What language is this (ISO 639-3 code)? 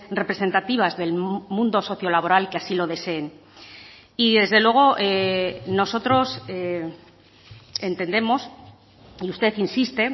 spa